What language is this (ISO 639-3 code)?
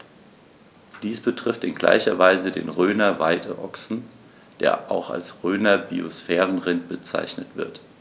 deu